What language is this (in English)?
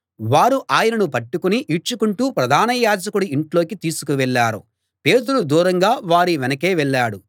Telugu